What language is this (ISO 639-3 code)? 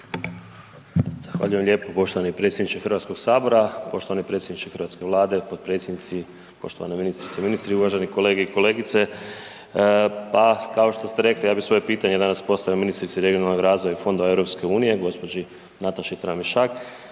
hrv